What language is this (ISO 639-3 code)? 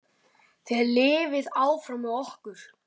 isl